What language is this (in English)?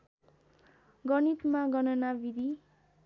Nepali